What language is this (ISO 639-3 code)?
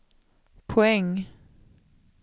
swe